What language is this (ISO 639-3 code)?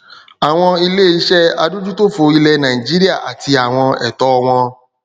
yor